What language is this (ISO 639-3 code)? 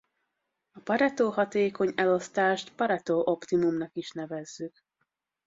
hun